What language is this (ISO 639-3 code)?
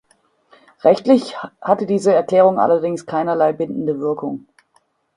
deu